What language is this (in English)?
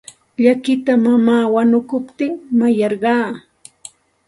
Santa Ana de Tusi Pasco Quechua